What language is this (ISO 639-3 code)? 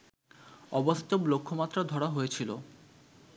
ben